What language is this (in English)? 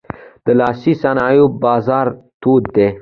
Pashto